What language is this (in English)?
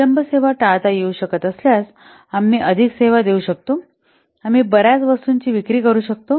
Marathi